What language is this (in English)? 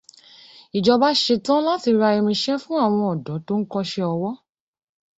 Yoruba